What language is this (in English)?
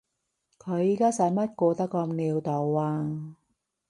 Cantonese